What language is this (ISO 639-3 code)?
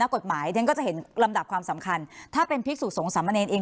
tha